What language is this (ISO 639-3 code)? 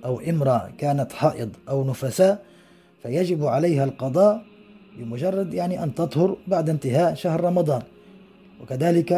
ara